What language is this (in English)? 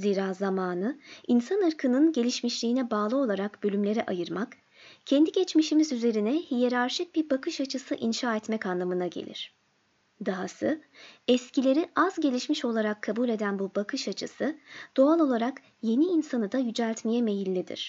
Turkish